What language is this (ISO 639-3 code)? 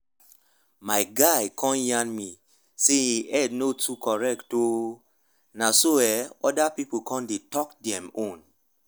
pcm